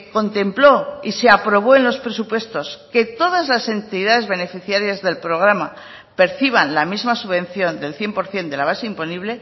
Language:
Spanish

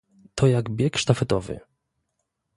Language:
Polish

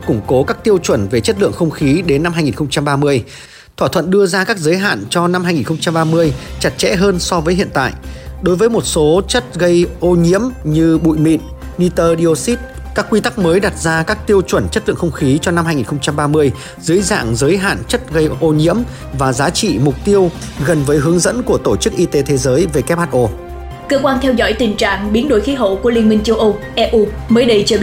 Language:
Vietnamese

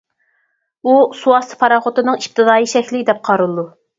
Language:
Uyghur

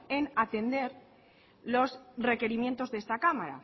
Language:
Spanish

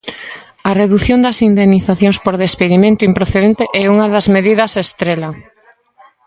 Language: Galician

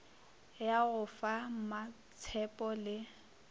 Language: Northern Sotho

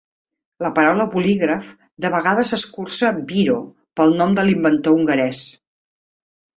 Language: Catalan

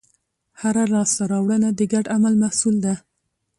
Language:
Pashto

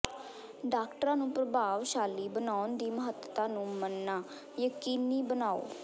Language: Punjabi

